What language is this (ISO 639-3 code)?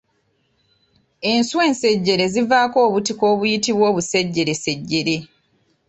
lug